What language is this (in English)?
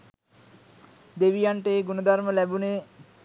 Sinhala